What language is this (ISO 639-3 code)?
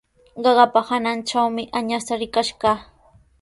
qws